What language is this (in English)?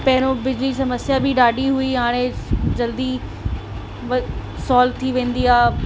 Sindhi